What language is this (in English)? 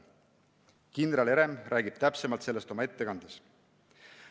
Estonian